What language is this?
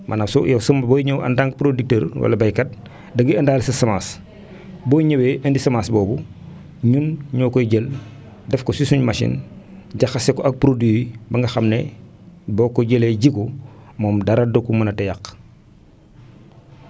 Wolof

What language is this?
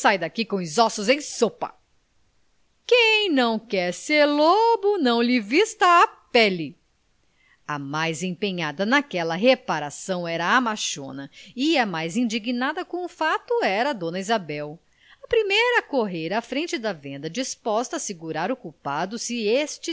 Portuguese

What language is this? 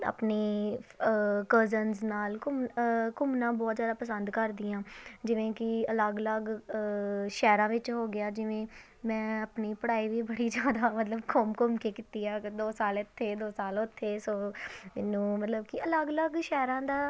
Punjabi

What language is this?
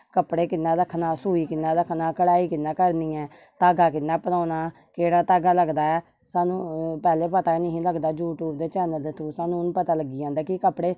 Dogri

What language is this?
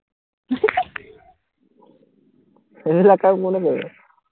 Assamese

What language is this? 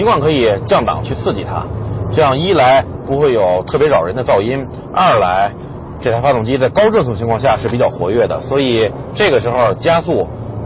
Chinese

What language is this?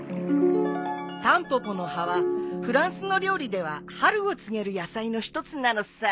Japanese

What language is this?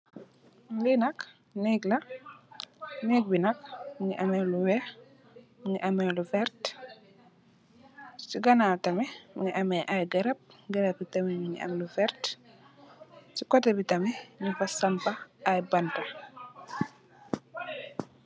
Wolof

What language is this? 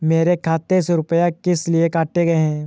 Hindi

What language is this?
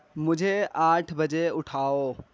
Urdu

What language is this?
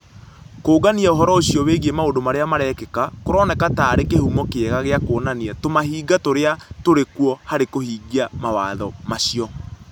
Kikuyu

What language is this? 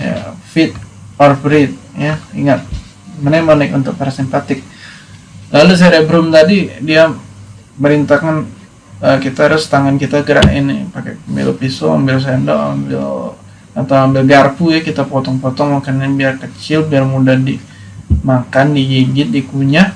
Indonesian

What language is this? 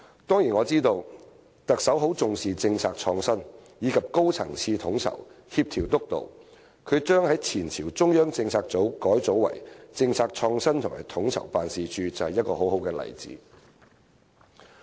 Cantonese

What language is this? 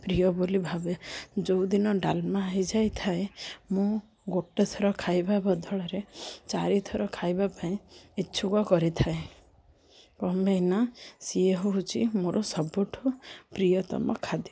Odia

